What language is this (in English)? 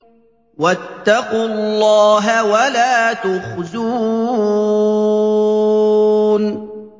Arabic